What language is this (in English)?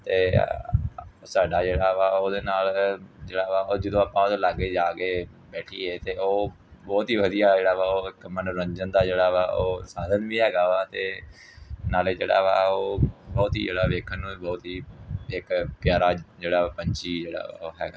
Punjabi